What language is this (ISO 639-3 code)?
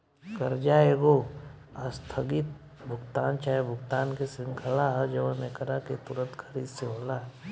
bho